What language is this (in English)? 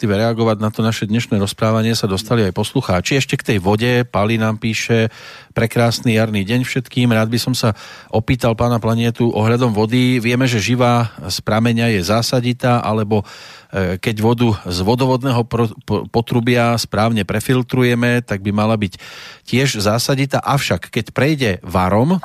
Slovak